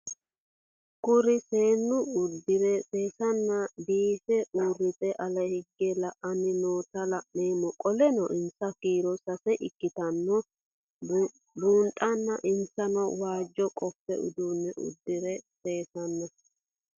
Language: Sidamo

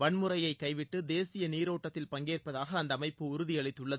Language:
Tamil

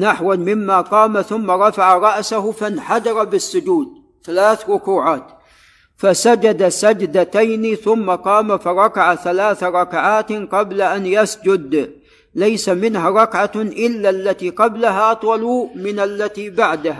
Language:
Arabic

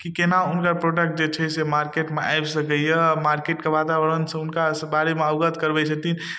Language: Maithili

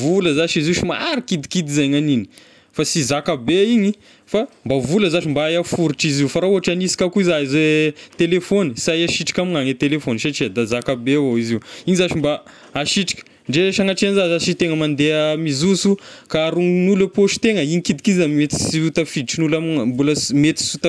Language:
Tesaka Malagasy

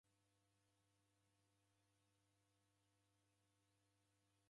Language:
Taita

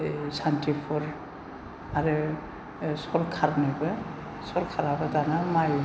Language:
Bodo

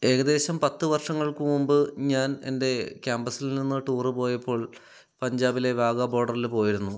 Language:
Malayalam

